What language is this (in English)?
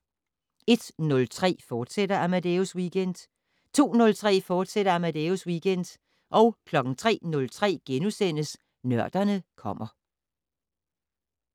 Danish